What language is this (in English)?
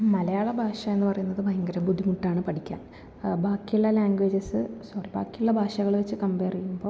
Malayalam